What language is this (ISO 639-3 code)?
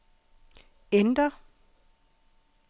dan